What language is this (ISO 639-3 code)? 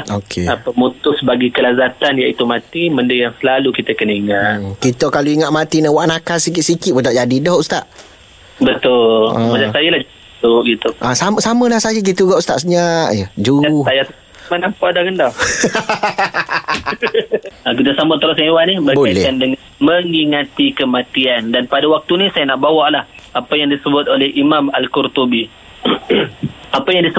msa